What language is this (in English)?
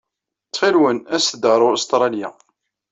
Kabyle